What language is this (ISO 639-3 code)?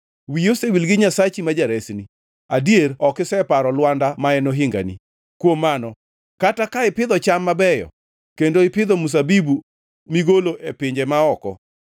luo